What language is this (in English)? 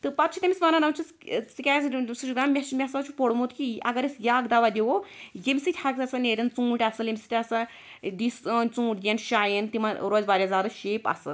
Kashmiri